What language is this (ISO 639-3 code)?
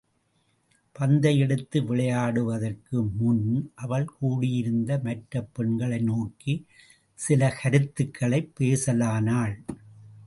tam